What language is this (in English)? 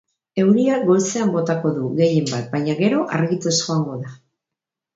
Basque